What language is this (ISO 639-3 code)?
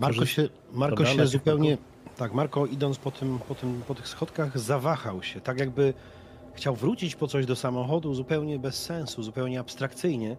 pol